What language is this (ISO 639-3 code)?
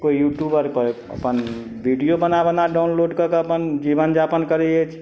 mai